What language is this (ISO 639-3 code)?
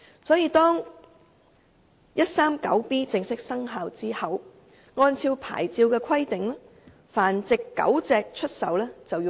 yue